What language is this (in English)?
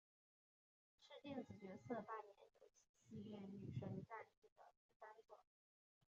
Chinese